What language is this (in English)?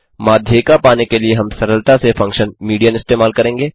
Hindi